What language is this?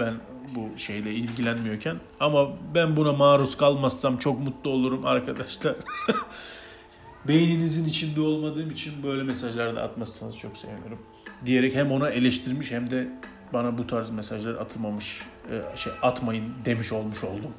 Turkish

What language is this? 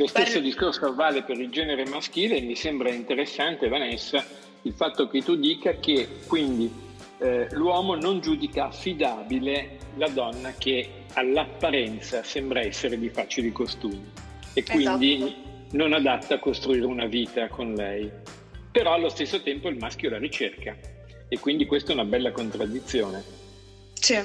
Italian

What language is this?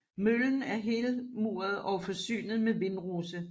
Danish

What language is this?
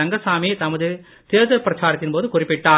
Tamil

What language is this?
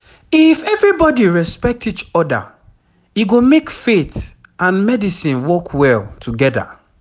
Nigerian Pidgin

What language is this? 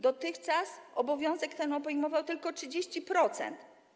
Polish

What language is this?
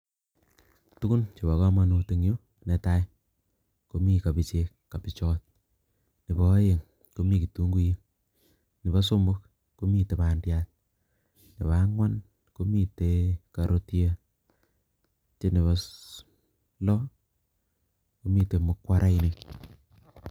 Kalenjin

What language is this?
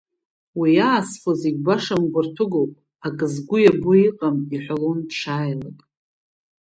Abkhazian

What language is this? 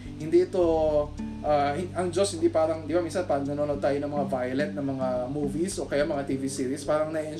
Filipino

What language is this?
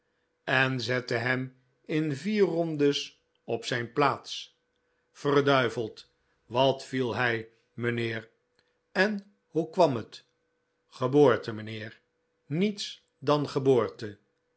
Dutch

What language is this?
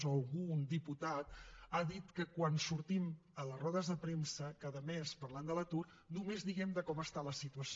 Catalan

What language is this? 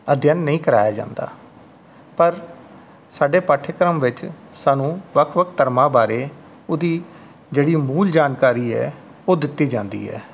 Punjabi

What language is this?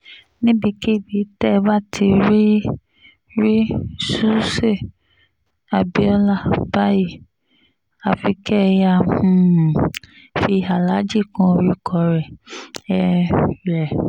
Yoruba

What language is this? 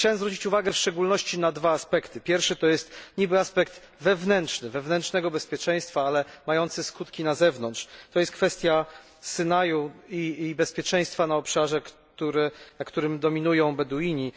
Polish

